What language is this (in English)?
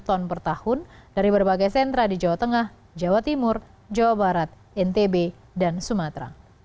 Indonesian